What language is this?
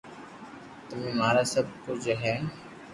Loarki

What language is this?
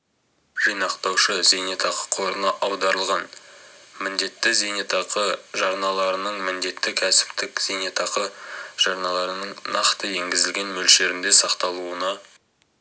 Kazakh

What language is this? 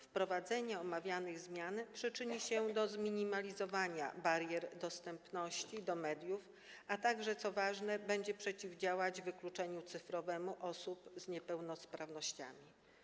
Polish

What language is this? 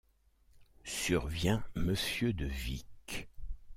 French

